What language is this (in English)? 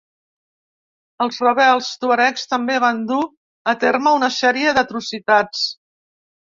Catalan